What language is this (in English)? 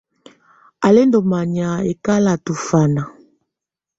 Tunen